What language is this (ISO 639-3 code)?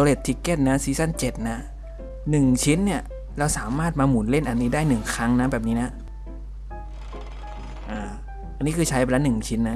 tha